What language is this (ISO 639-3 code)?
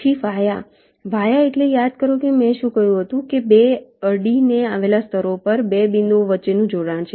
guj